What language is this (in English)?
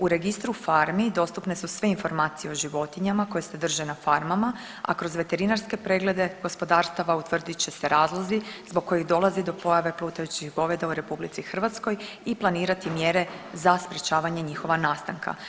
Croatian